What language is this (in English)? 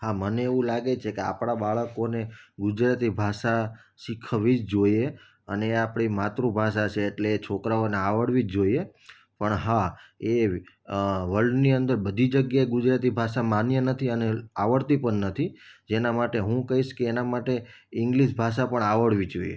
Gujarati